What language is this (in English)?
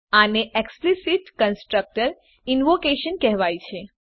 Gujarati